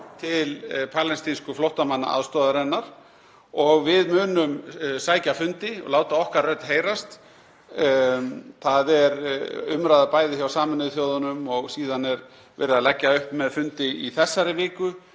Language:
Icelandic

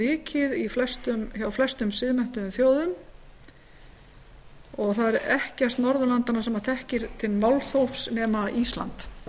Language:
Icelandic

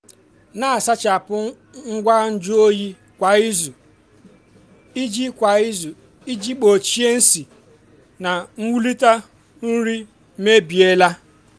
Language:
Igbo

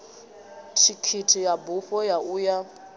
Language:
Venda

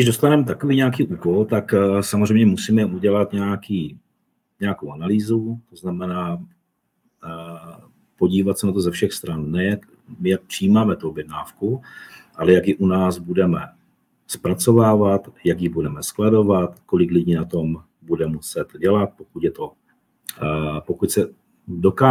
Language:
Czech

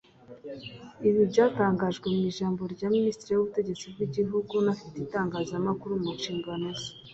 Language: Kinyarwanda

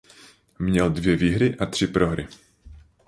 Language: Czech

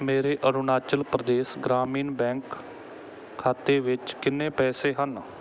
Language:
Punjabi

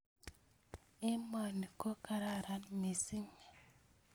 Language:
Kalenjin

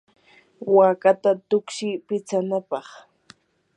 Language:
Yanahuanca Pasco Quechua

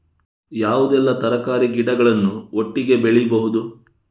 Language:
Kannada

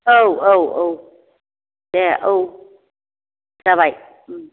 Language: Bodo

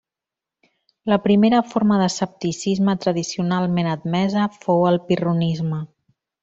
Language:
Catalan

